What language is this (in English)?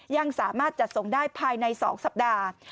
Thai